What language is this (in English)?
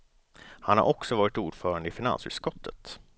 Swedish